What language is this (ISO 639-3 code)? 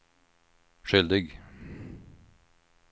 swe